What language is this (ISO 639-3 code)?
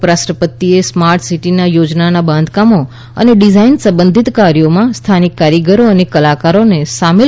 guj